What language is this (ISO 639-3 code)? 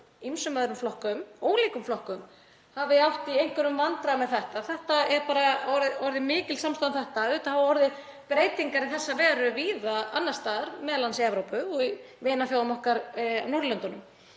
isl